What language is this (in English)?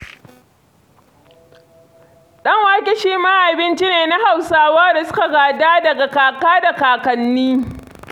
Hausa